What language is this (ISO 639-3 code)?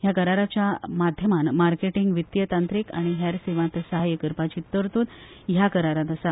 kok